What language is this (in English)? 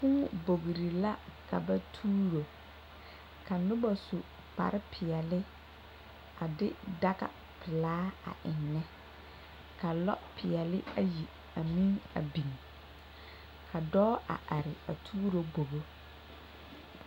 Southern Dagaare